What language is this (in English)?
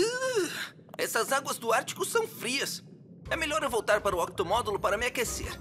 Portuguese